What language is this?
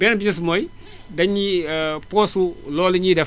Wolof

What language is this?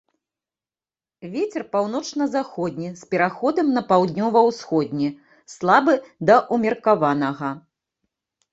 Belarusian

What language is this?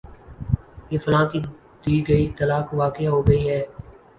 Urdu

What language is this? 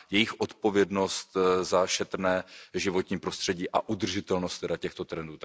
Czech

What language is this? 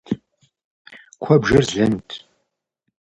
Kabardian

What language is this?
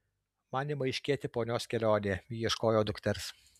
Lithuanian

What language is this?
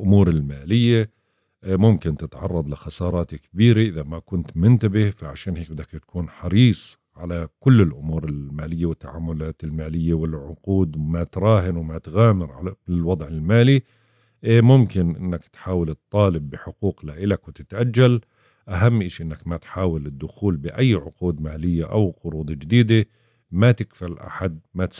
Arabic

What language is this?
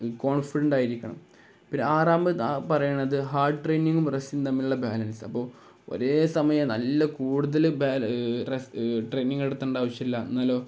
Malayalam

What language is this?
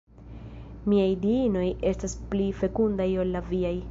Esperanto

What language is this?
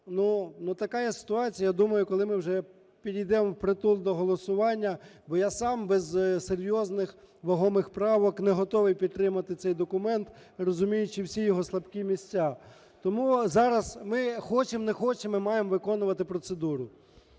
Ukrainian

